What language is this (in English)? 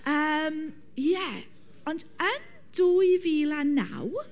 Welsh